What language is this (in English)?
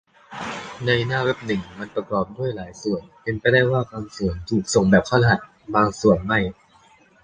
Thai